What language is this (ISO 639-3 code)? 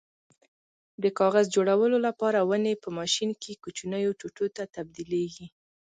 pus